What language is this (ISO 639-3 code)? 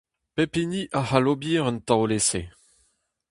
bre